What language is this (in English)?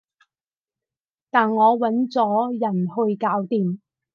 Cantonese